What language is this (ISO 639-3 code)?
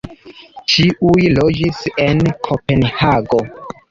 epo